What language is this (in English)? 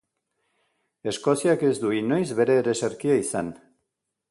Basque